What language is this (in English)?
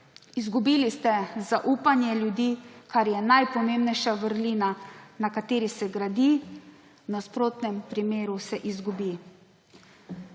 Slovenian